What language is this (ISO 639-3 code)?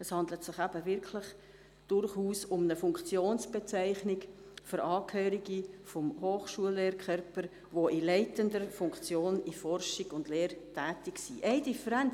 gsw